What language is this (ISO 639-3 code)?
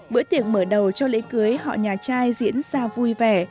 vie